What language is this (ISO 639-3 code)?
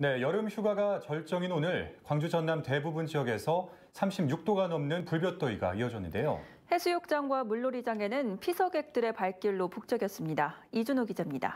kor